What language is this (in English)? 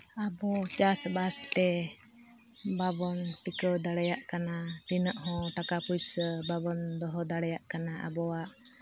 Santali